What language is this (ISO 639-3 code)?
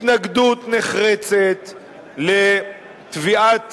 heb